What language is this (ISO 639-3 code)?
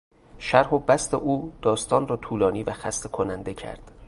fas